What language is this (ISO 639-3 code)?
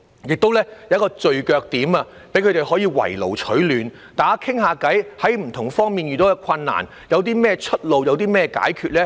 yue